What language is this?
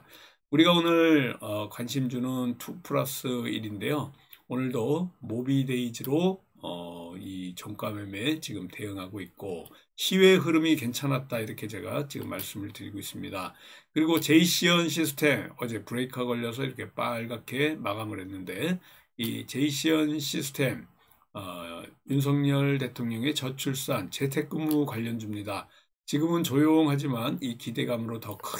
Korean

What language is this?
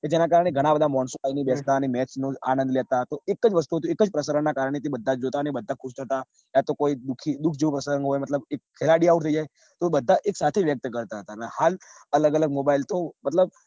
Gujarati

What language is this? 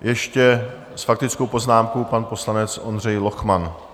Czech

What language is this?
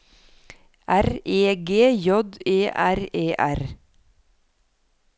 Norwegian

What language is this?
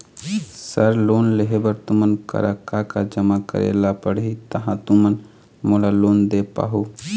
Chhattisgarhi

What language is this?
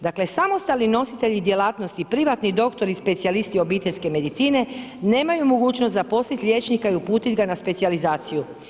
Croatian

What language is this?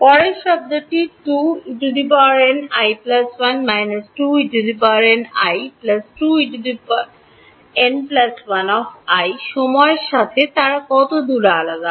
Bangla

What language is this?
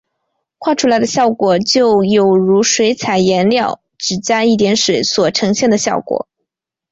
Chinese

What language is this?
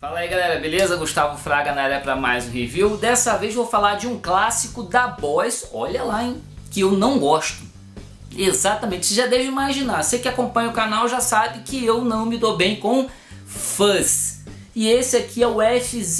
Portuguese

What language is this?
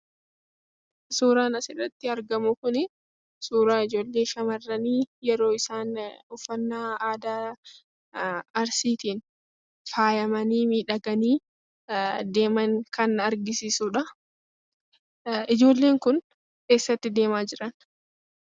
Oromo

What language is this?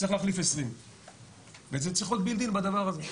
Hebrew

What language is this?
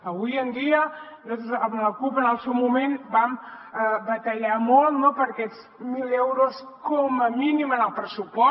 Catalan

